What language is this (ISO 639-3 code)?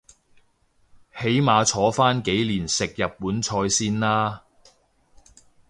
yue